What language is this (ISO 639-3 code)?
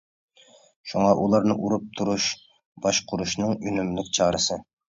uig